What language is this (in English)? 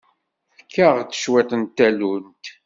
Kabyle